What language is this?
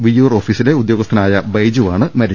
Malayalam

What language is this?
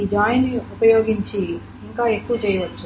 Telugu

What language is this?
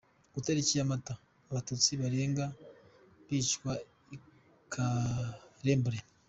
Kinyarwanda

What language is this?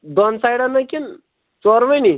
Kashmiri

